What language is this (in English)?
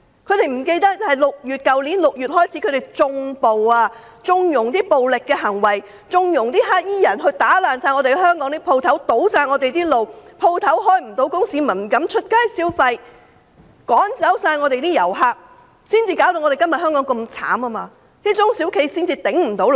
Cantonese